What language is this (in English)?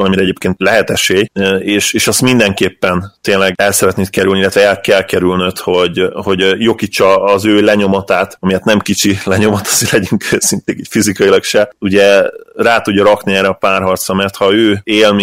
Hungarian